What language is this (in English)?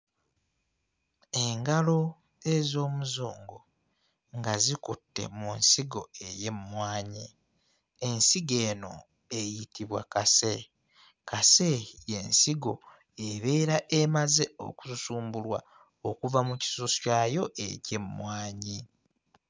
Ganda